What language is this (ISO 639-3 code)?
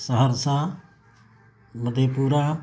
urd